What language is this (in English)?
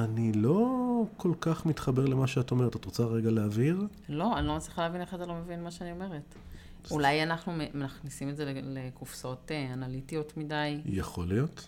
Hebrew